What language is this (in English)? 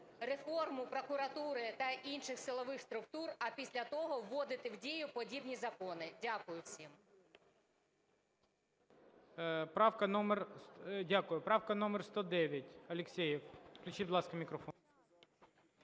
Ukrainian